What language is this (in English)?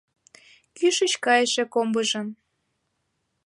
Mari